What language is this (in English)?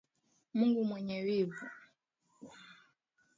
Swahili